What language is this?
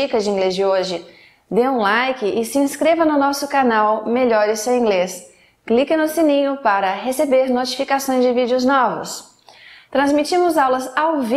Portuguese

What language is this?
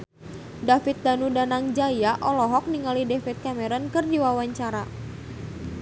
Sundanese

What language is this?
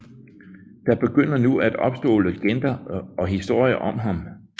Danish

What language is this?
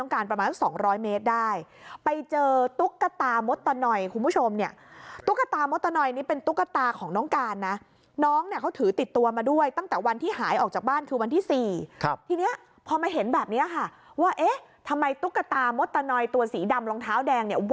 Thai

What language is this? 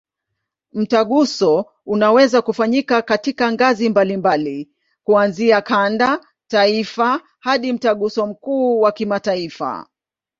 Swahili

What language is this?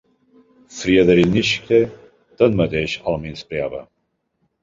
Catalan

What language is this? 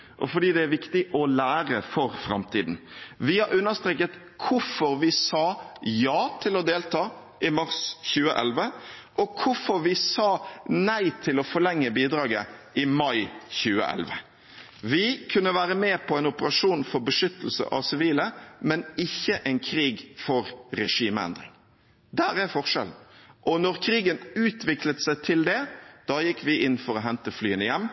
Norwegian Bokmål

